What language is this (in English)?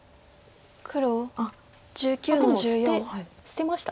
Japanese